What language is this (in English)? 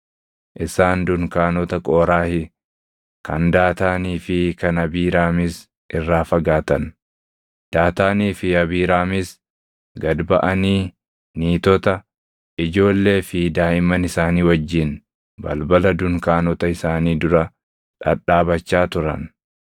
Oromo